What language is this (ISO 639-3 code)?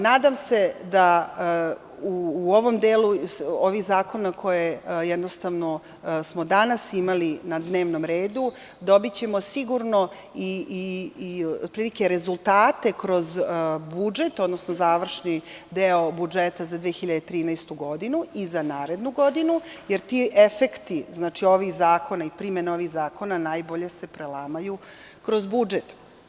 srp